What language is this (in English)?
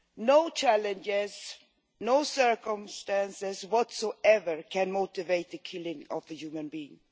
English